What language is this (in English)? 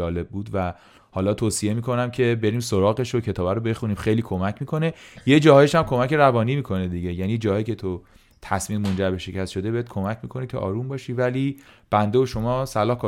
Persian